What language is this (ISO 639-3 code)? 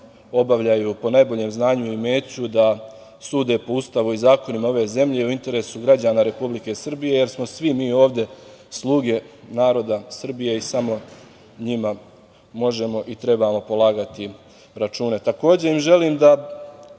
srp